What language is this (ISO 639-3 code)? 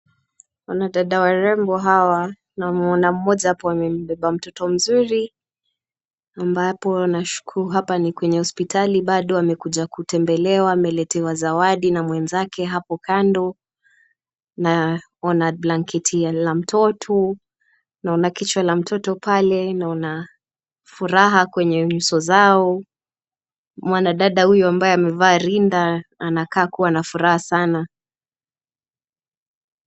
swa